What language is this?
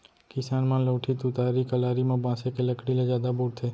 Chhattisgarhi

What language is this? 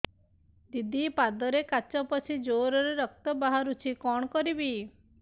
Odia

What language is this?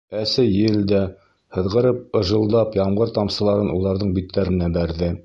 Bashkir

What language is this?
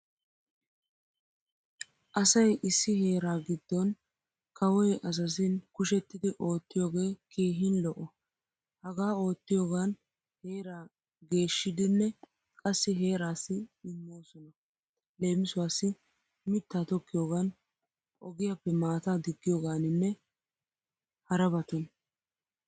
Wolaytta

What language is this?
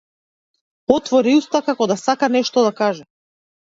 Macedonian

